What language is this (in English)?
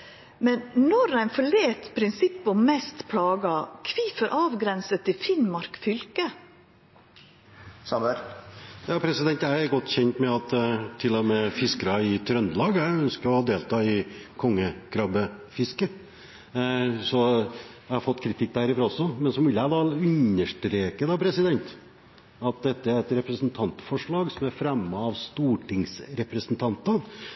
Norwegian